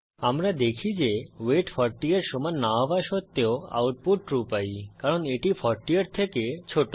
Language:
Bangla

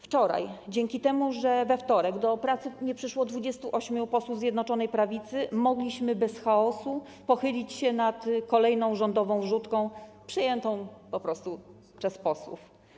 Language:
Polish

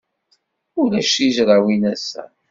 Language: Kabyle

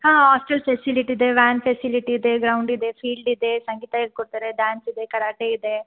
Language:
Kannada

